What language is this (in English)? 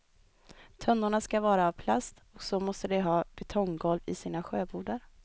Swedish